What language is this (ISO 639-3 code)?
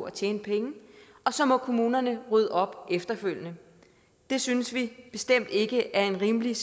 dan